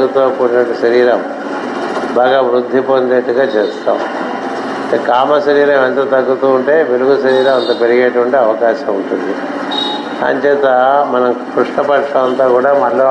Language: Telugu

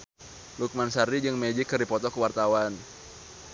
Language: Sundanese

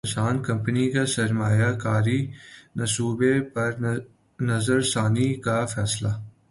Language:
Urdu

